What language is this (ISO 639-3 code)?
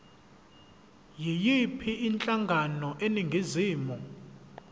zul